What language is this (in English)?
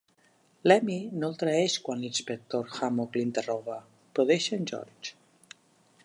Catalan